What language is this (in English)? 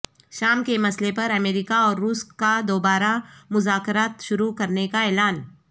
Urdu